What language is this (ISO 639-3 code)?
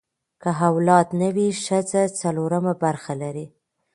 pus